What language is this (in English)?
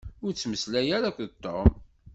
Kabyle